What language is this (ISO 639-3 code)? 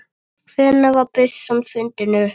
isl